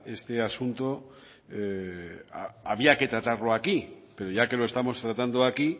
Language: Spanish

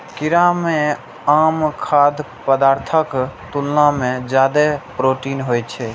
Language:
Maithili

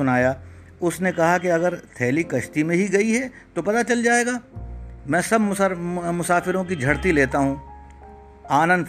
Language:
Urdu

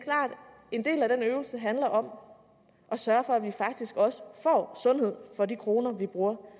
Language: Danish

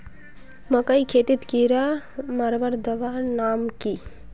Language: Magahi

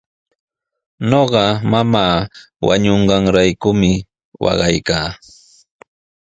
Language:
Sihuas Ancash Quechua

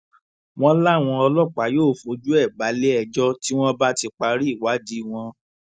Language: Yoruba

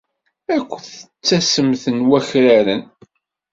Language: Kabyle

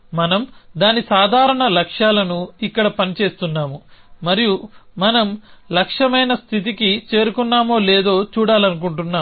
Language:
Telugu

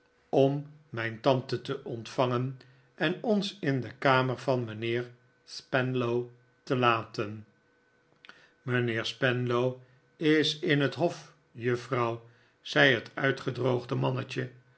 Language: Dutch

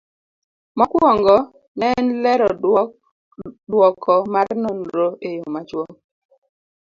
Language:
Luo (Kenya and Tanzania)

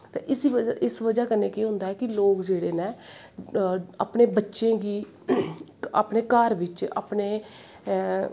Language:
Dogri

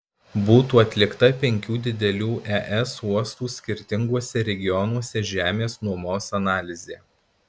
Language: Lithuanian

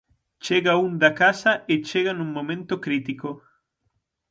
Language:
Galician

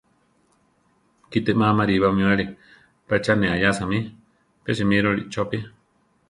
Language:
Central Tarahumara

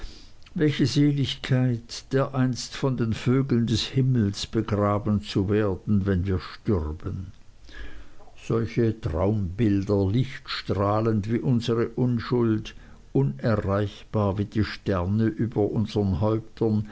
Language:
German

